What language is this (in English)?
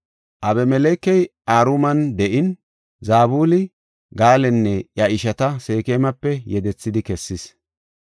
Gofa